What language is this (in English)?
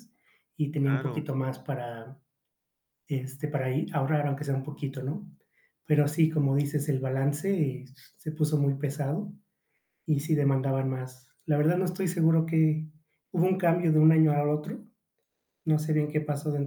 Spanish